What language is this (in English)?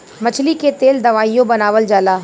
Bhojpuri